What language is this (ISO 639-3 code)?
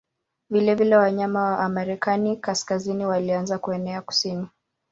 swa